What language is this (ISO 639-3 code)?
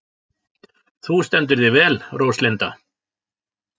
isl